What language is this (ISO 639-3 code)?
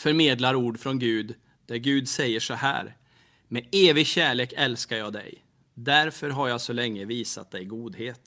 swe